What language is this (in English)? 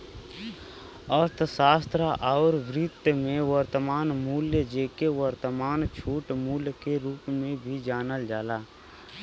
Bhojpuri